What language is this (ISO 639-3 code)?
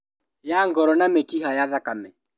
kik